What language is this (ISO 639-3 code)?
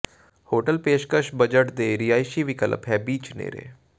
pan